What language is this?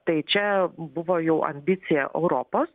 Lithuanian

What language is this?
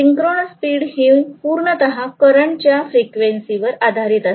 Marathi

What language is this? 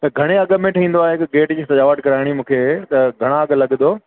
Sindhi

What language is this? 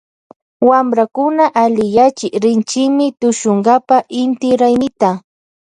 Loja Highland Quichua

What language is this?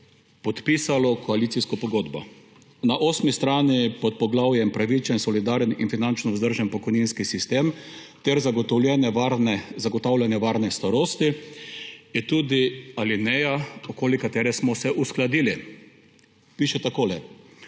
Slovenian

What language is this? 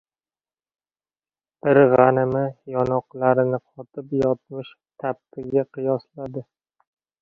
Uzbek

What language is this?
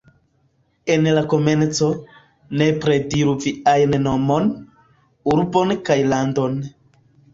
Esperanto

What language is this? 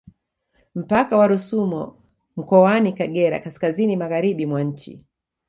Swahili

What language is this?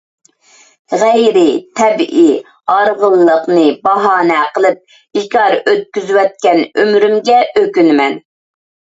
Uyghur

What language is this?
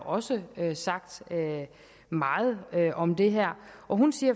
Danish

